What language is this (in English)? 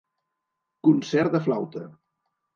Catalan